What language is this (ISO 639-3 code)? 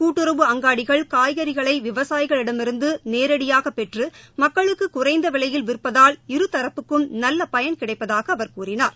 tam